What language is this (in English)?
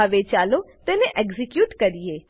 Gujarati